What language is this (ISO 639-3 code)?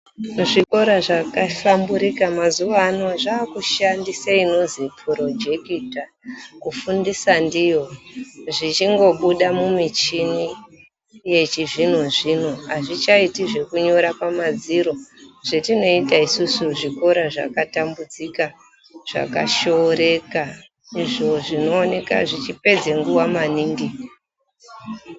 ndc